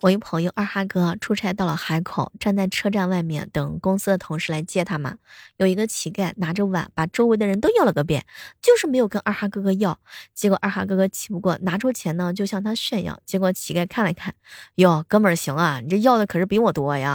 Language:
Chinese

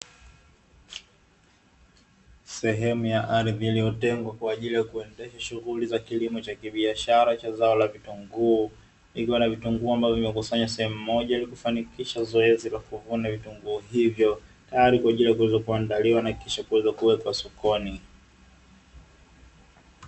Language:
Swahili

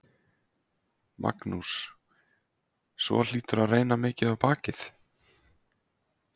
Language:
Icelandic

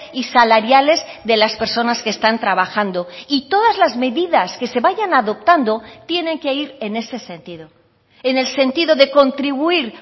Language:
Spanish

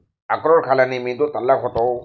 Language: Marathi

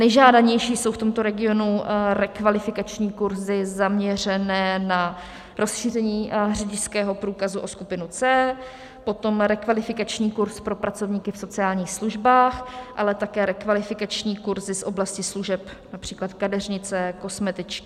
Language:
Czech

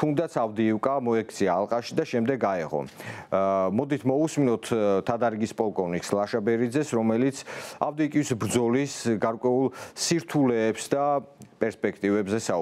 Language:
Romanian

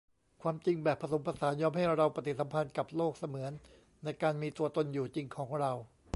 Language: Thai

